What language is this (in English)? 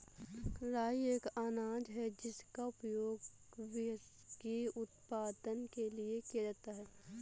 Hindi